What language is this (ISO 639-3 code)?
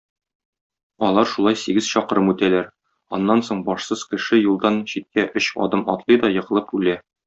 tat